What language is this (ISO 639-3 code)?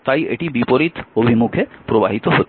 ben